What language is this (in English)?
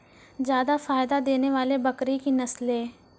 Maithili